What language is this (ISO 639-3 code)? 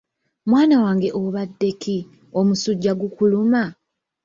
lug